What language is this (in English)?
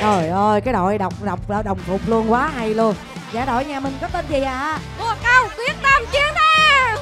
Vietnamese